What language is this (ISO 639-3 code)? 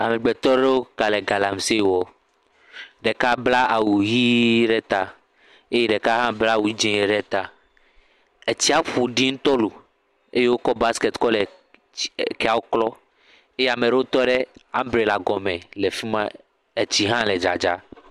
ewe